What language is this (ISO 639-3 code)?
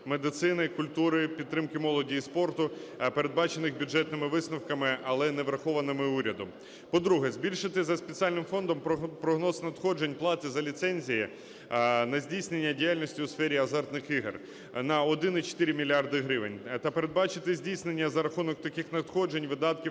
ukr